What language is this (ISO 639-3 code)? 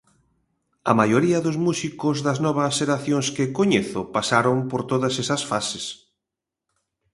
glg